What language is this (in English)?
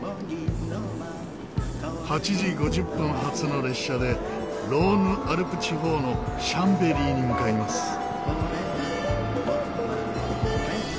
Japanese